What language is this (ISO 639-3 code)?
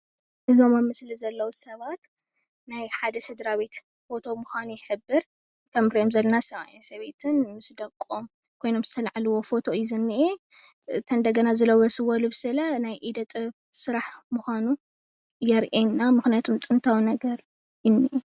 tir